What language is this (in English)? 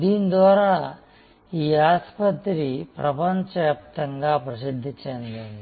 Telugu